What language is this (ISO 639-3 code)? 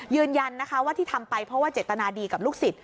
tha